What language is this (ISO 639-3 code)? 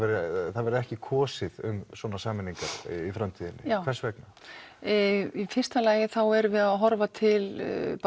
isl